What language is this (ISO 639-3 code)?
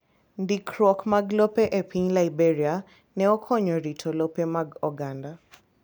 luo